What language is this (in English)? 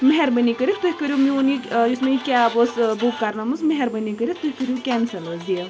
Kashmiri